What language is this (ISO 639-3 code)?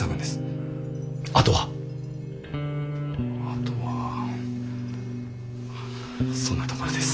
jpn